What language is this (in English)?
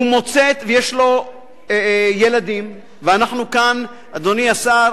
Hebrew